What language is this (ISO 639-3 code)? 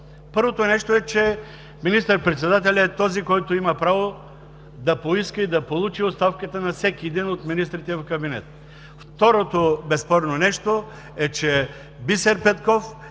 bul